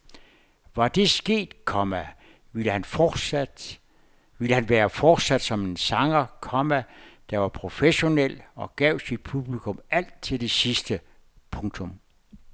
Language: Danish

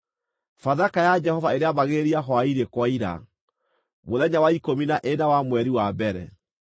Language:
Kikuyu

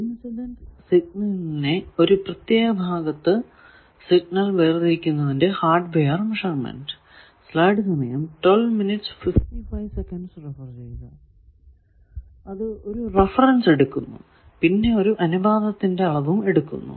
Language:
Malayalam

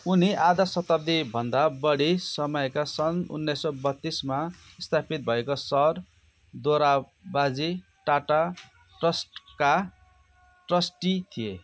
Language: Nepali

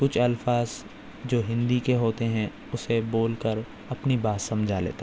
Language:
Urdu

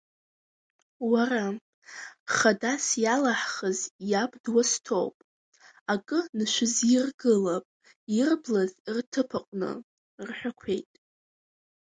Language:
Abkhazian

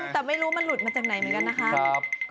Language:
Thai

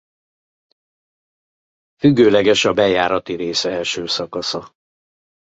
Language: Hungarian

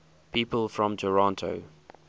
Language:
English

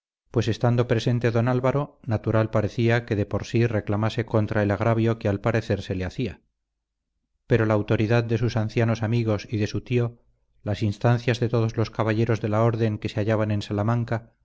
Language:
Spanish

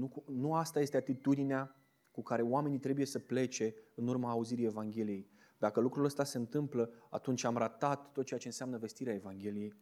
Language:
Romanian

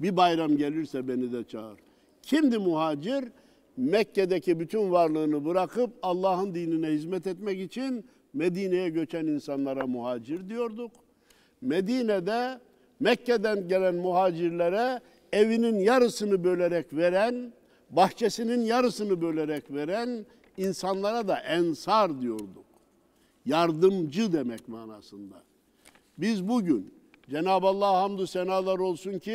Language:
Turkish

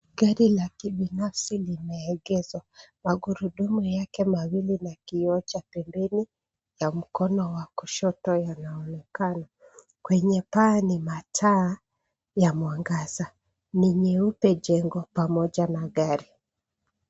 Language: Swahili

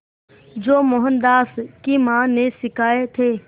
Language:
Hindi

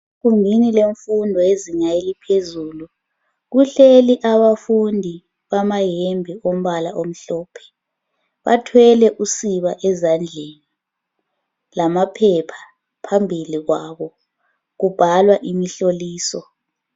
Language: North Ndebele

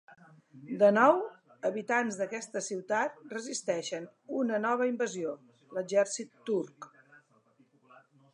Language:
Catalan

